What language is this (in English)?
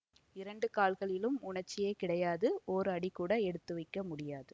Tamil